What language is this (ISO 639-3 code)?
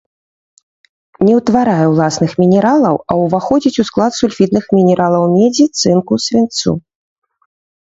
bel